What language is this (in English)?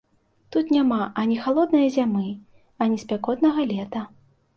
Belarusian